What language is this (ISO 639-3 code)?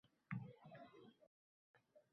uzb